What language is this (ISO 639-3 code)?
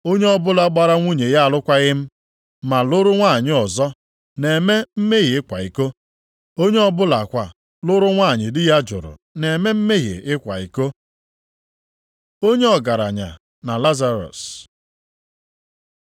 ibo